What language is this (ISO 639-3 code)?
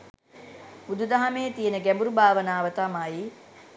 sin